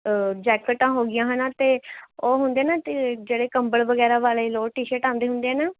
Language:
Punjabi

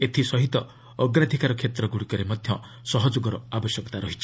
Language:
Odia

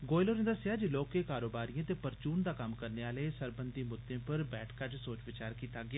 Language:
Dogri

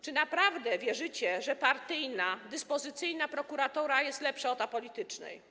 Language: Polish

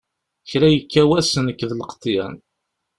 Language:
Kabyle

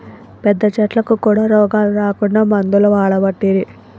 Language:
Telugu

